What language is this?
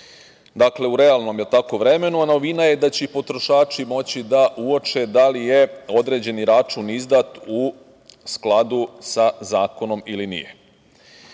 Serbian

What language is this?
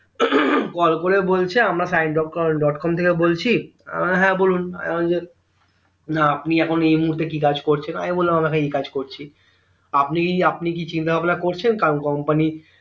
Bangla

